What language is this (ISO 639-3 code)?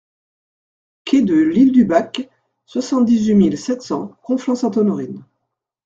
fra